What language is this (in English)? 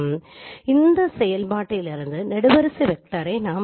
Tamil